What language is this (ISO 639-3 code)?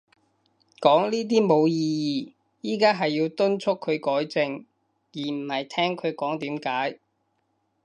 yue